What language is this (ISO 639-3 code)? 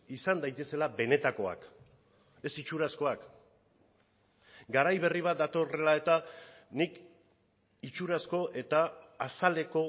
eus